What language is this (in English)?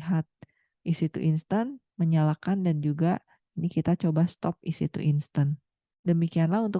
Indonesian